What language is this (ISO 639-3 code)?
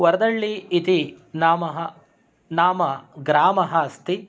san